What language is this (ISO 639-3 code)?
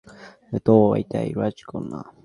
ben